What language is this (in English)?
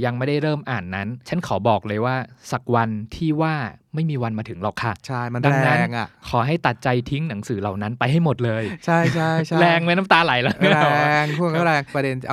Thai